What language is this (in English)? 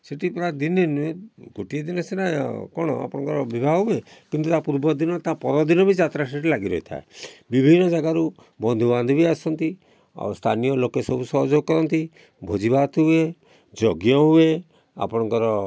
Odia